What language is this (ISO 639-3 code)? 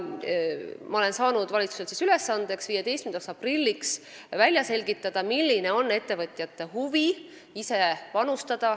est